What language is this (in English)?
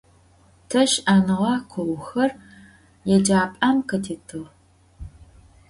Adyghe